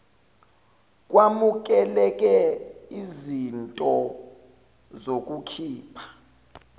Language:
Zulu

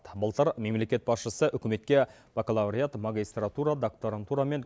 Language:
Kazakh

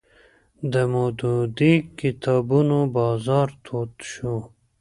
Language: Pashto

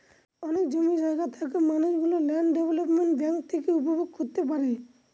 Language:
Bangla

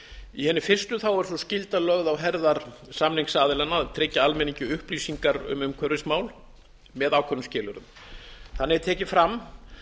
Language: Icelandic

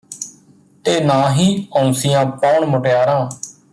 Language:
Punjabi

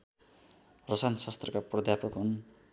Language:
Nepali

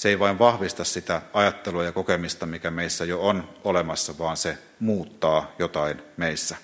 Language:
Finnish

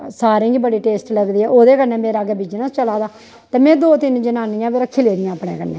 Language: Dogri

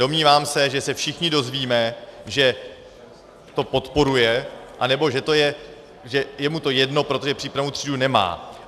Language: Czech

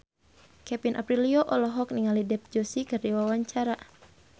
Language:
Sundanese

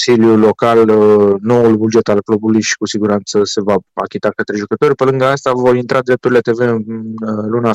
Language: Romanian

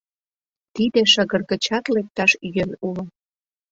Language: Mari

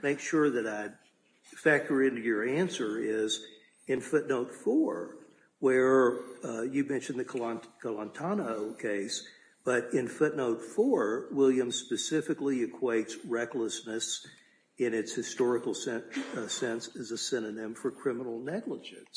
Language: English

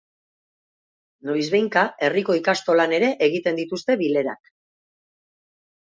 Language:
Basque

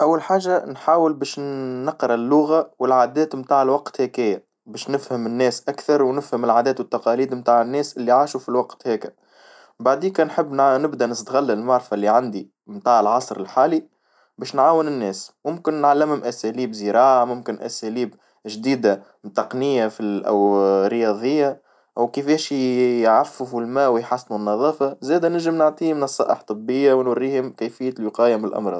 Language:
Tunisian Arabic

